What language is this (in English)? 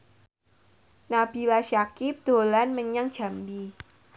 Javanese